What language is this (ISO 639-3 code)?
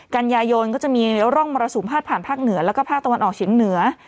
tha